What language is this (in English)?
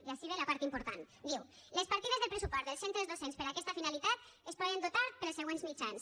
Catalan